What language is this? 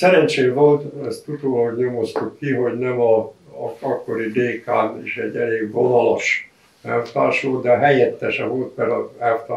Hungarian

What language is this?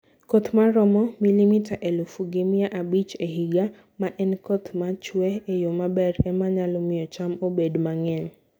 Luo (Kenya and Tanzania)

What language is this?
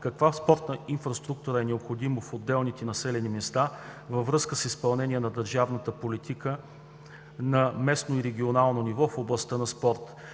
Bulgarian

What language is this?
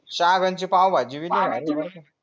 Marathi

